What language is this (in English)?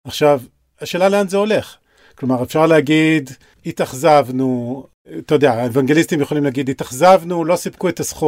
Hebrew